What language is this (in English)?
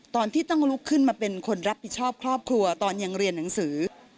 Thai